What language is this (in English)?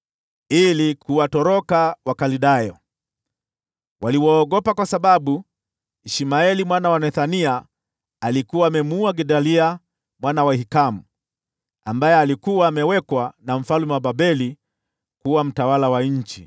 Swahili